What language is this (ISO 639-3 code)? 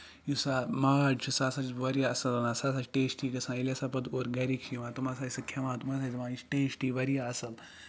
kas